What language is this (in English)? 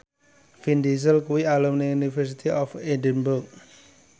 Javanese